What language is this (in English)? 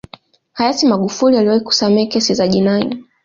Swahili